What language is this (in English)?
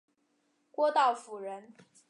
Chinese